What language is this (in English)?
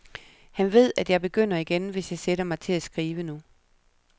Danish